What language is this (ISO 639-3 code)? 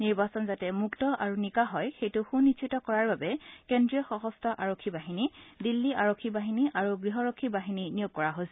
asm